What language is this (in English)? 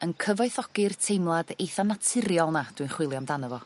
Welsh